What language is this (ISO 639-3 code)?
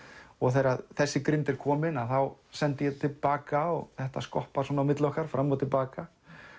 isl